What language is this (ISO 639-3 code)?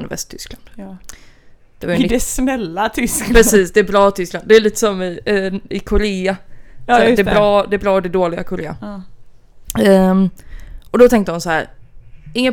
swe